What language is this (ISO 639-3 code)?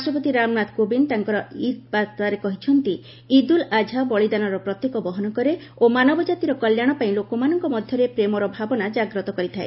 ori